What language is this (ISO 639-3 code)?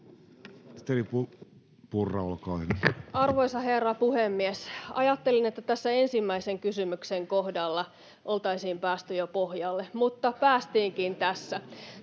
fin